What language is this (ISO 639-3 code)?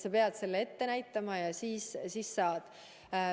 est